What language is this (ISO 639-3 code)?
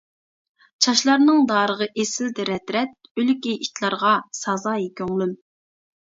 uig